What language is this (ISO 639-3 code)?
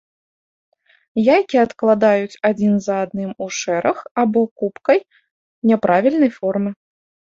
bel